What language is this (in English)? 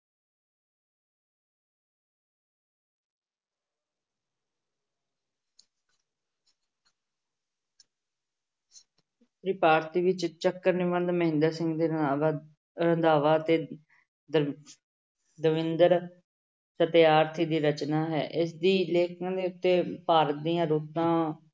Punjabi